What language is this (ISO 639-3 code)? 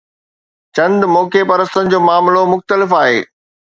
snd